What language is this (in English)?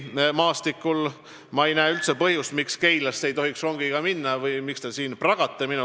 Estonian